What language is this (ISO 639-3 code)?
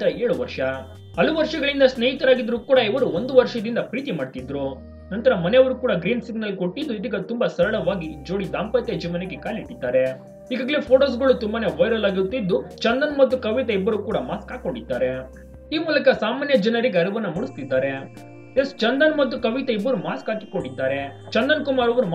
ron